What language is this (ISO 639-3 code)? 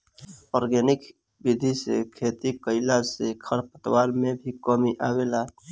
bho